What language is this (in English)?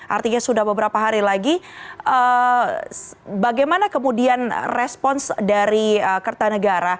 Indonesian